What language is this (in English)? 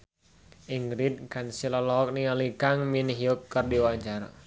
Sundanese